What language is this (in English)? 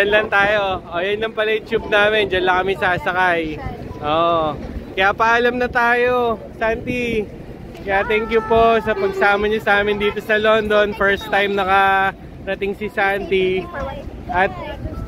Filipino